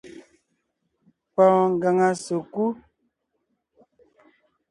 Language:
Ngiemboon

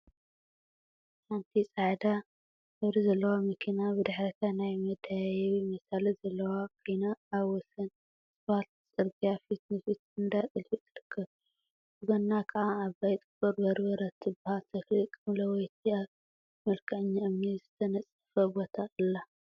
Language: Tigrinya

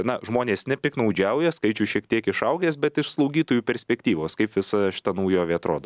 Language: Lithuanian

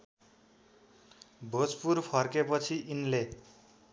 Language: Nepali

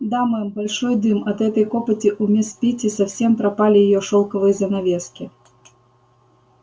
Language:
Russian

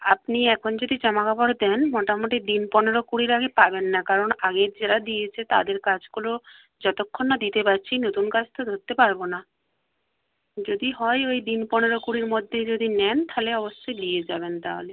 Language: Bangla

